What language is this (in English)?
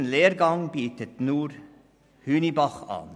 Swiss German